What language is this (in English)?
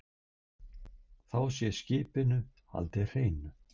Icelandic